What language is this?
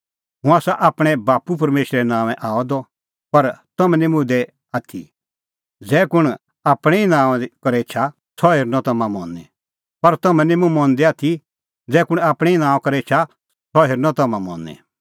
Kullu Pahari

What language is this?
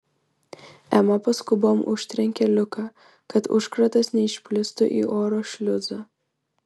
Lithuanian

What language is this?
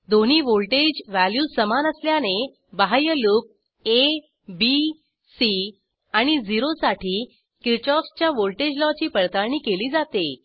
Marathi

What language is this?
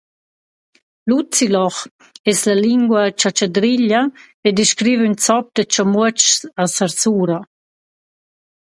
Romansh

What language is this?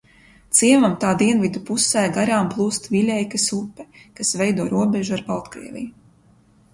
Latvian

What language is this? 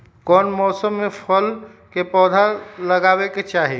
Magahi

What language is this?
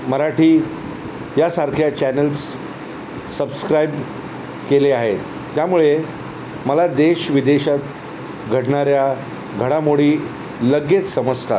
Marathi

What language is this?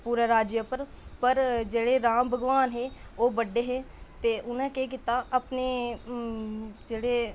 Dogri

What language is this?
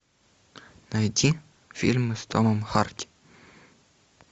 Russian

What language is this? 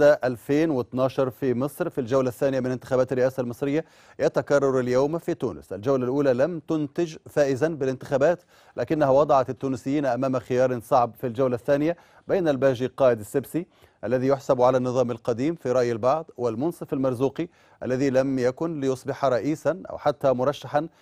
Arabic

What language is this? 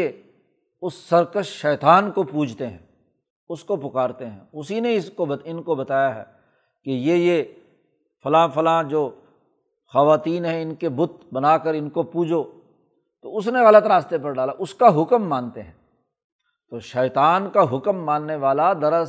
Urdu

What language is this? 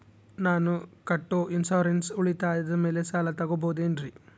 Kannada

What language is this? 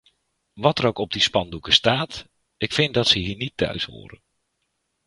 Dutch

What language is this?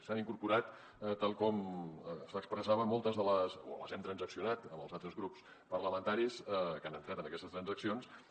Catalan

